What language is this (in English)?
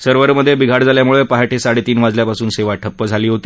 Marathi